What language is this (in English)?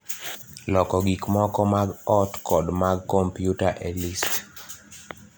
Luo (Kenya and Tanzania)